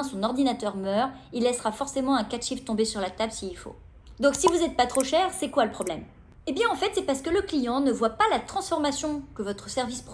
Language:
French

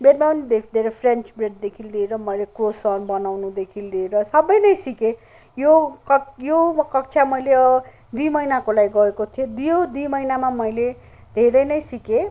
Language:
Nepali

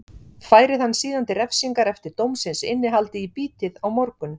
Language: Icelandic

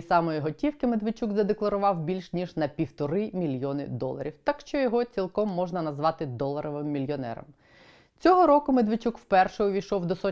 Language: Ukrainian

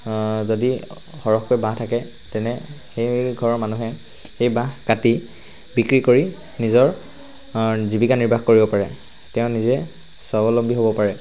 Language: Assamese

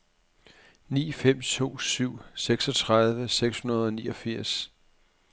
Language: Danish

